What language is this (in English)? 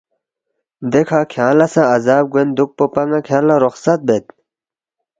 Balti